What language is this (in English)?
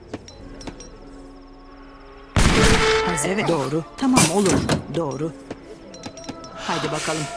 Turkish